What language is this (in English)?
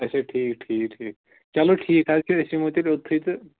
Kashmiri